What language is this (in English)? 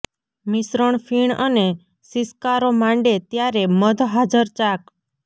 Gujarati